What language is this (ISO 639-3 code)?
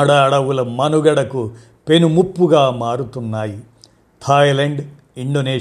tel